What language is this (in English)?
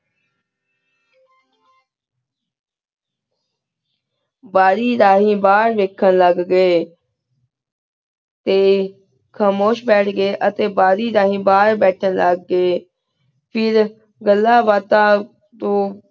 Punjabi